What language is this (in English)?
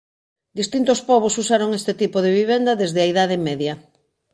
Galician